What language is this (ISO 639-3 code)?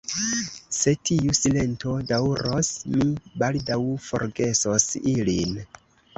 epo